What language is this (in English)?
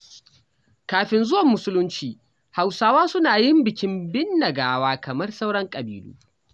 Hausa